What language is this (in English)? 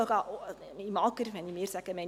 Swiss German